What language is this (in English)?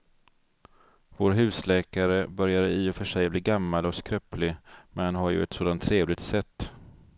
Swedish